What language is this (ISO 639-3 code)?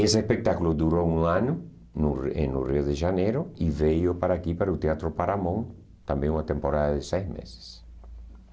por